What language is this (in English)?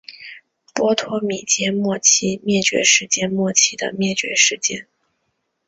Chinese